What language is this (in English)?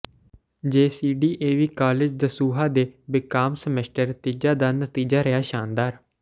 Punjabi